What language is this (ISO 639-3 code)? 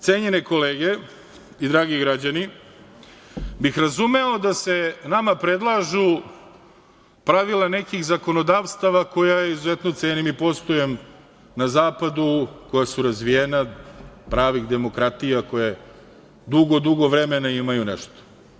srp